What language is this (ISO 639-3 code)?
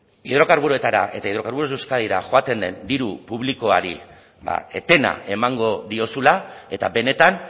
eus